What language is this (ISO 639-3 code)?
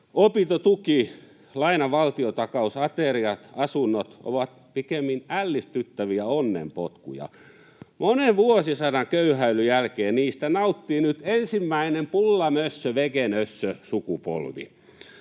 fin